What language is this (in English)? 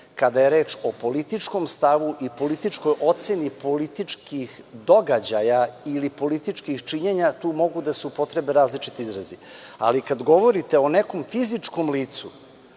Serbian